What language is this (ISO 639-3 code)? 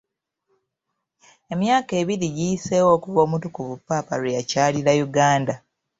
lug